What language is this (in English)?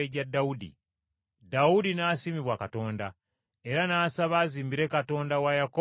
Ganda